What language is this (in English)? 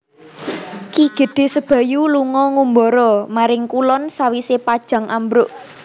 Javanese